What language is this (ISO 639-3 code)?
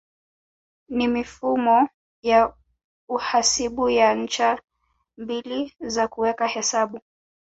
swa